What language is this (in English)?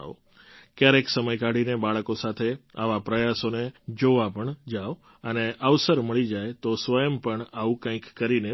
Gujarati